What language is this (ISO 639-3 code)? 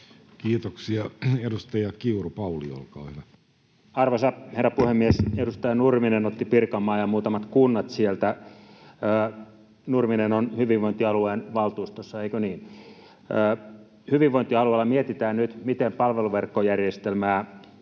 fin